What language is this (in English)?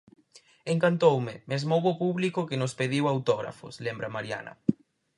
Galician